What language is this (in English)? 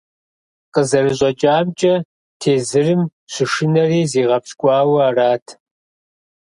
Kabardian